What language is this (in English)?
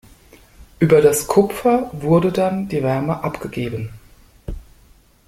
German